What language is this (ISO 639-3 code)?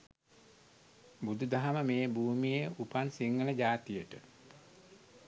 sin